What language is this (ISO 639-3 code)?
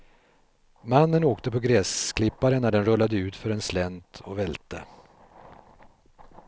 swe